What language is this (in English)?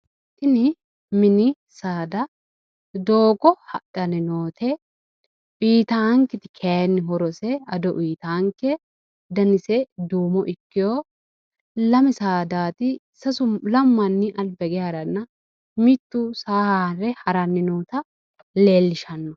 Sidamo